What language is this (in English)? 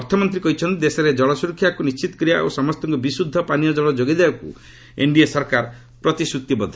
Odia